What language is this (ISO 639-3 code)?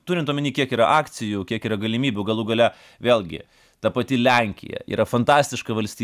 lit